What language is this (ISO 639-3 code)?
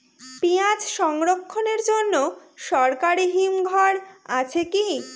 ben